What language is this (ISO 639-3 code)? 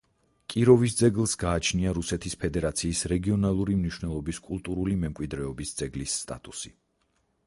kat